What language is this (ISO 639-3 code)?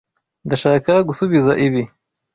kin